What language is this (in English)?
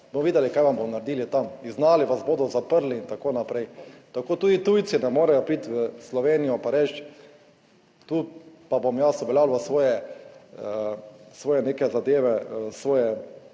Slovenian